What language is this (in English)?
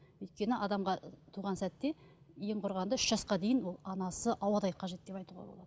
Kazakh